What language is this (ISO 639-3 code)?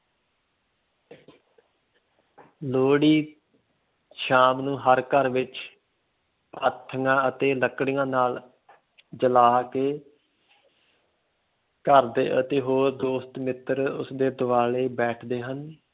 pan